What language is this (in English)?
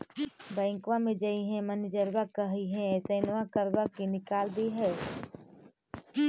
Magahi